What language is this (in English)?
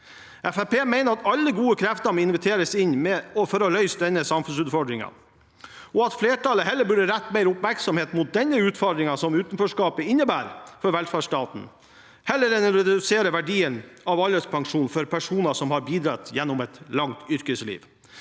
Norwegian